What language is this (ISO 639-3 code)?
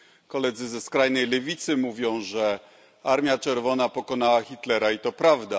pol